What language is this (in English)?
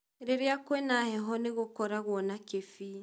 Kikuyu